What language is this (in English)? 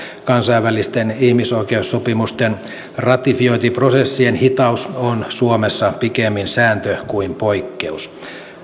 Finnish